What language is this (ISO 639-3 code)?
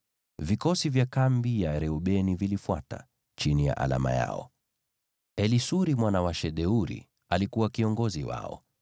swa